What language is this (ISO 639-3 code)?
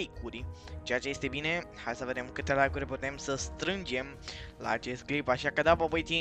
ron